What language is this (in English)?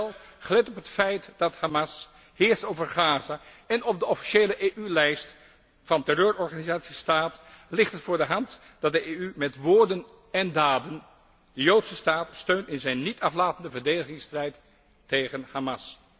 Dutch